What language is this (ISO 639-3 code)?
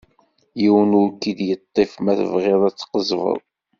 kab